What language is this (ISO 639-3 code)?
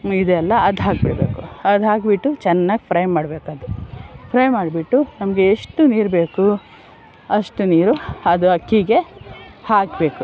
kan